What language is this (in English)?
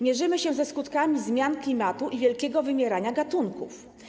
Polish